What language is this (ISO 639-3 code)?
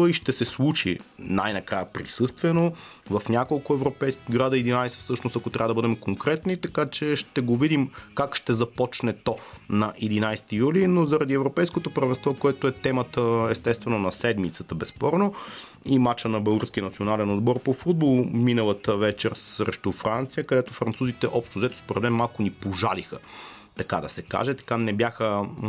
bul